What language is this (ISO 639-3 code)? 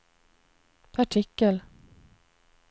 swe